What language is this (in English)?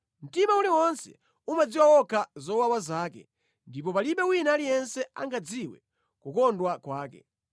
Nyanja